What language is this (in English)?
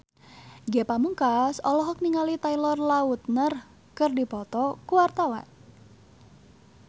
Sundanese